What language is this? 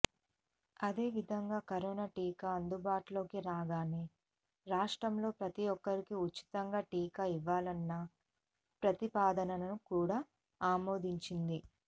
Telugu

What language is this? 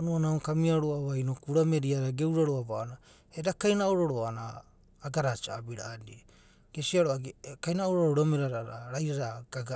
Abadi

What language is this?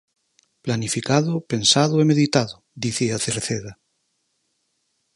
Galician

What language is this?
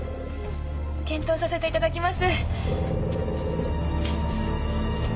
Japanese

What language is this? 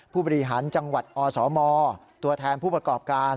Thai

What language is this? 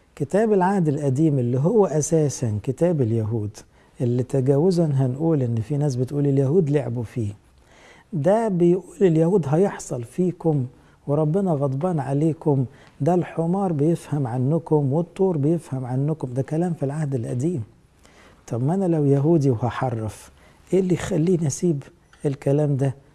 Arabic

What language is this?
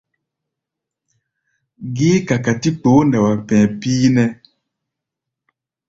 Gbaya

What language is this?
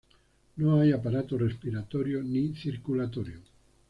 Spanish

